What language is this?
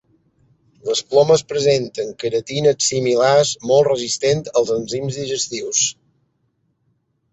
Catalan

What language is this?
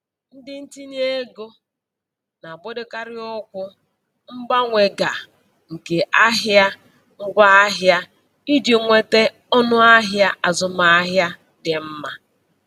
Igbo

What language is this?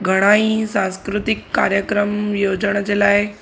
Sindhi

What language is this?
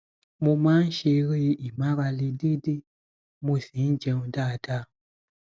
Yoruba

